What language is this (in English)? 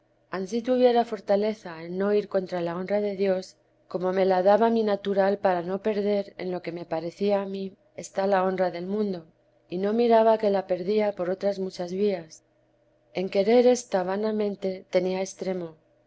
Spanish